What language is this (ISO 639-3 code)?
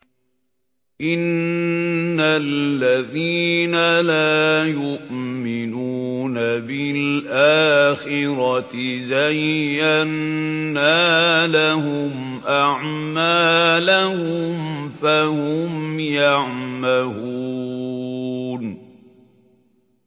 ara